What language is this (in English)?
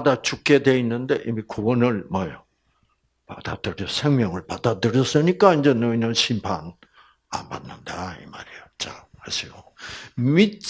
Korean